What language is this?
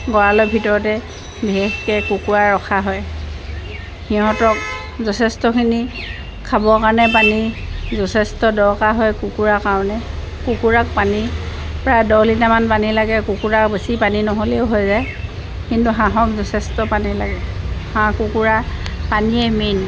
Assamese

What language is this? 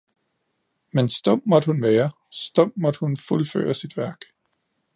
Danish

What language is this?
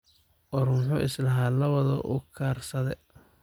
Somali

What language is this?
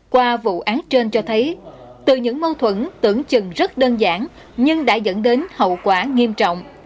Vietnamese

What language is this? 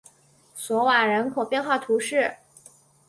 Chinese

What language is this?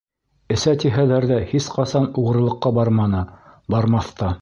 Bashkir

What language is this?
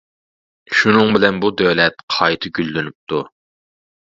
Uyghur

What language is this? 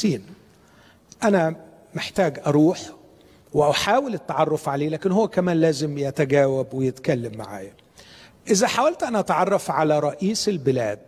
Arabic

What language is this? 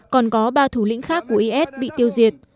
Vietnamese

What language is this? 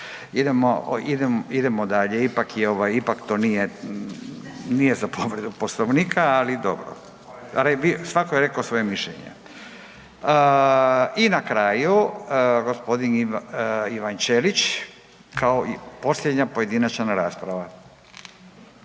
Croatian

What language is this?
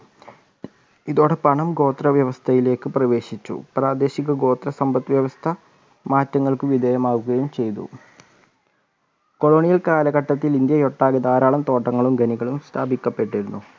Malayalam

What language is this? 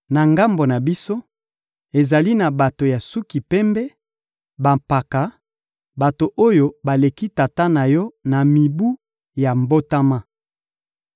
Lingala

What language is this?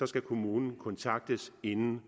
Danish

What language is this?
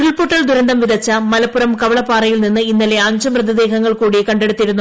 Malayalam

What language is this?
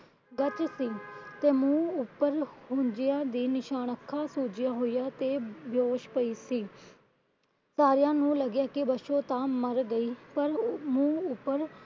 Punjabi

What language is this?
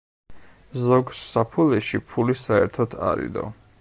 Georgian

